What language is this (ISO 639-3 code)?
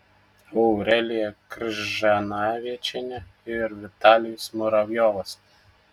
lit